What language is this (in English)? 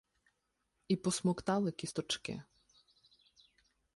Ukrainian